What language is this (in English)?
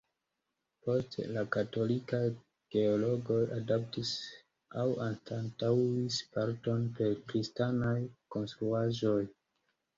Esperanto